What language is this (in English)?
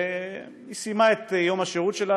Hebrew